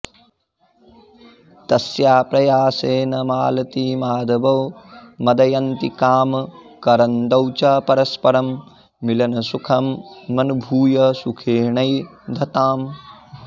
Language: Sanskrit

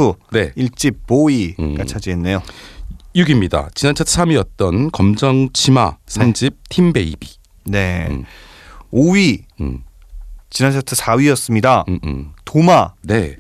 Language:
Korean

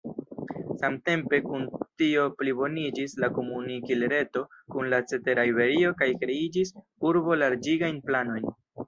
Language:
Esperanto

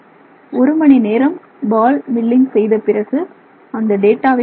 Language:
Tamil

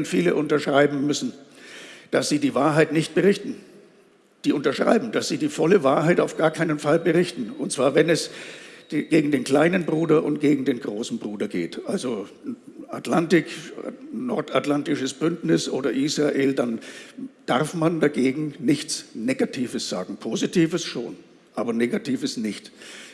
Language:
German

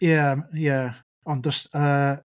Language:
Welsh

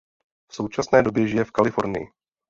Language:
Czech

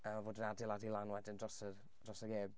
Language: Welsh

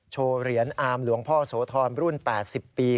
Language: Thai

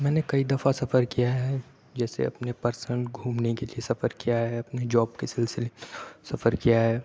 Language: Urdu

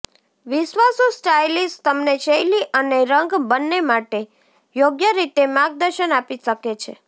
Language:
Gujarati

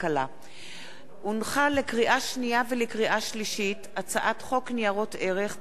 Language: Hebrew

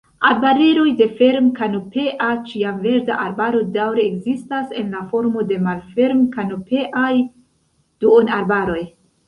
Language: Esperanto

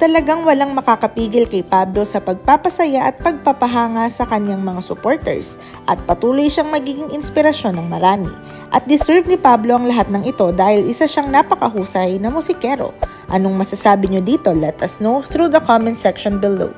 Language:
Filipino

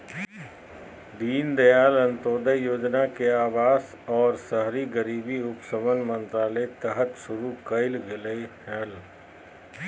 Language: Magahi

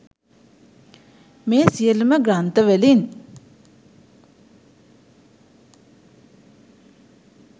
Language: Sinhala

